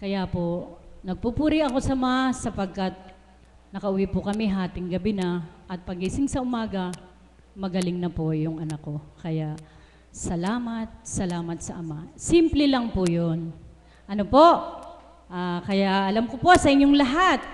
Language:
Filipino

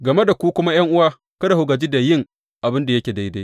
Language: Hausa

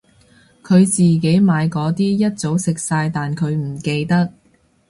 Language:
Cantonese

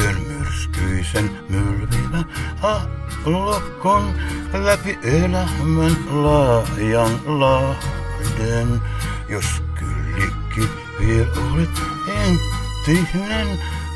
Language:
Finnish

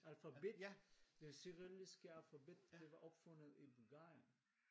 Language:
Danish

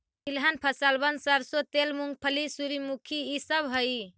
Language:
Magahi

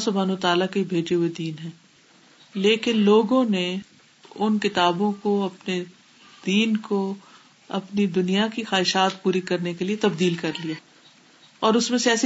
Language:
Urdu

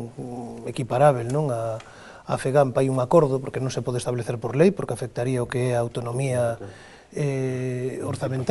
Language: Spanish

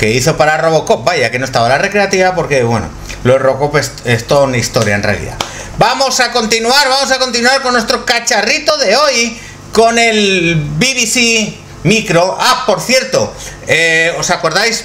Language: Spanish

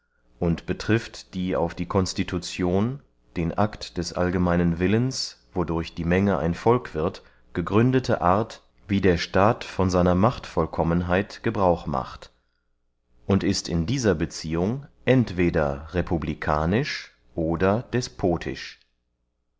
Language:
German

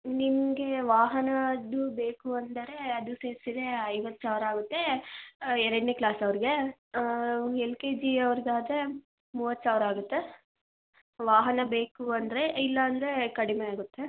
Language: Kannada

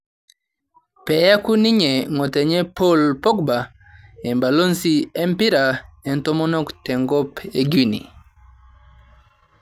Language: Masai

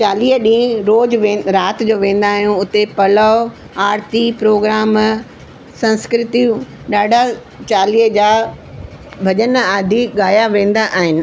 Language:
Sindhi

